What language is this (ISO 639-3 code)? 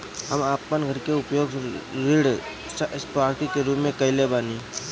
bho